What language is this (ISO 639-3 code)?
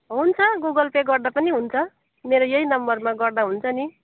nep